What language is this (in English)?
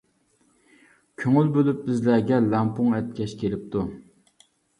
Uyghur